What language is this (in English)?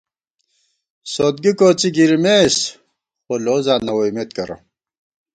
Gawar-Bati